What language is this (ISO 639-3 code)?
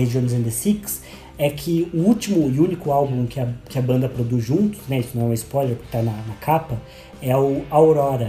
por